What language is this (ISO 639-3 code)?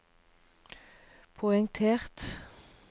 nor